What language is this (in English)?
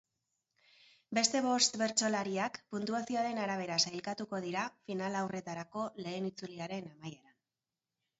Basque